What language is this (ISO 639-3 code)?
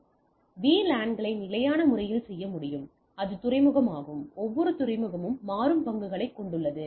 tam